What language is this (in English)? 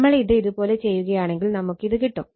Malayalam